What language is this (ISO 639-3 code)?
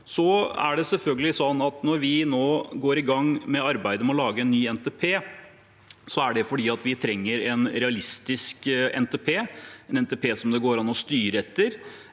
nor